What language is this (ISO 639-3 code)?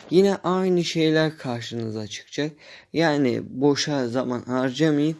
tur